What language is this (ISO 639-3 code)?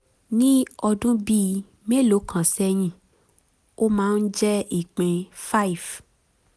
yor